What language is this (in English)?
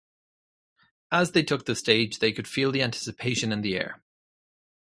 English